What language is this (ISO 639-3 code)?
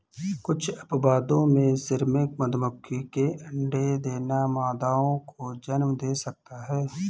hin